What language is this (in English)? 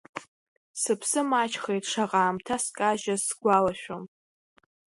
Abkhazian